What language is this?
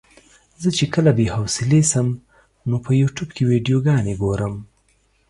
Pashto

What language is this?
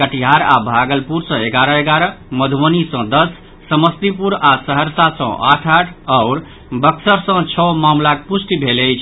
Maithili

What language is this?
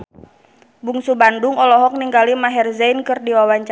Sundanese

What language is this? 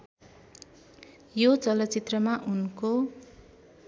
Nepali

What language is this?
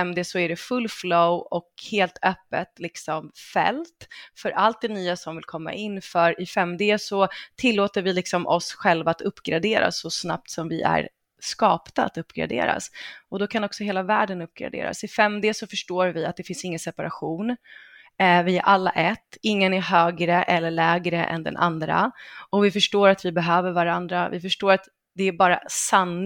Swedish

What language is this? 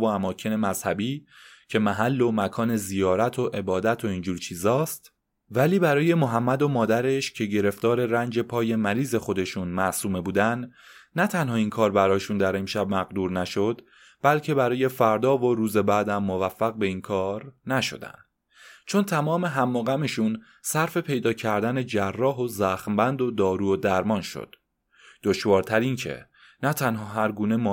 Persian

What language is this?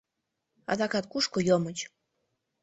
Mari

